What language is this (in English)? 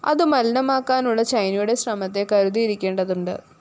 Malayalam